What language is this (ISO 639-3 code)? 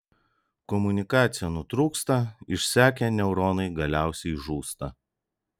lit